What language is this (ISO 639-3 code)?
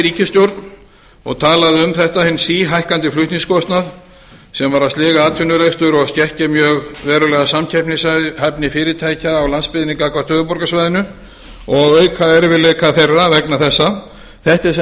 isl